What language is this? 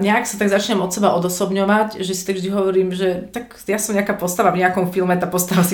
Slovak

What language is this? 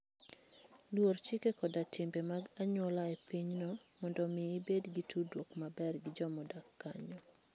Luo (Kenya and Tanzania)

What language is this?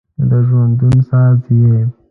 Pashto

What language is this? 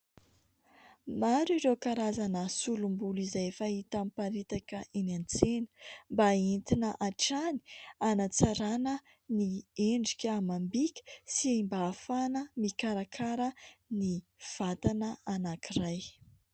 Malagasy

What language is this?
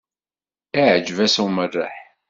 Kabyle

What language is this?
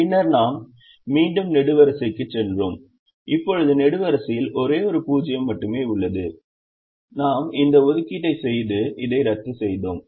Tamil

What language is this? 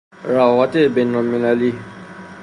Persian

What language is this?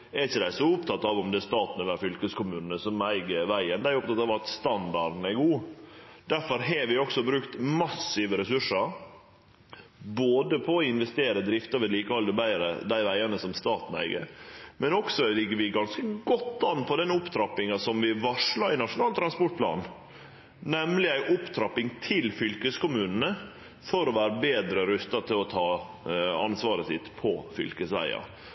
Norwegian Nynorsk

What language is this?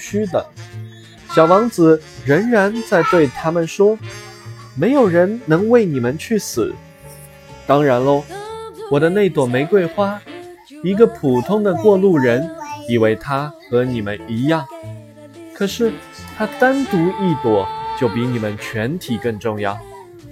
Chinese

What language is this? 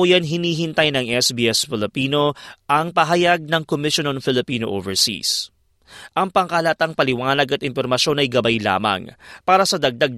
Filipino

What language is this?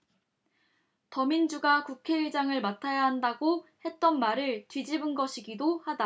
Korean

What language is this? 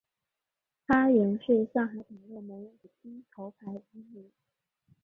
Chinese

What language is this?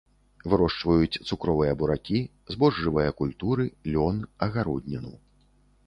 Belarusian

